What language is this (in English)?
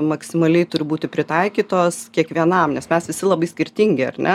Lithuanian